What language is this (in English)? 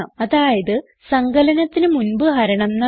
Malayalam